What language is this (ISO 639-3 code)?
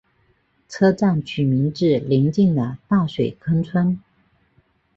zho